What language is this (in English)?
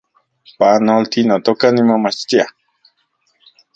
Central Puebla Nahuatl